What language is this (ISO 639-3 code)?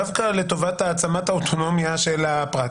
heb